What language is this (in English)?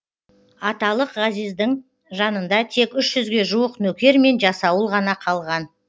Kazakh